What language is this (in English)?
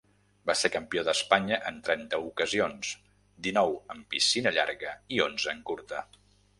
Catalan